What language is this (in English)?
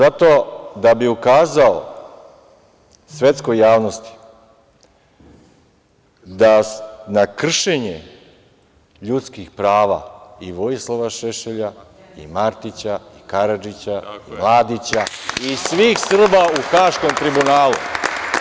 Serbian